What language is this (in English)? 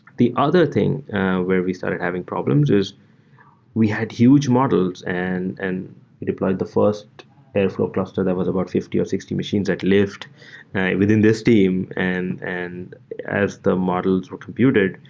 English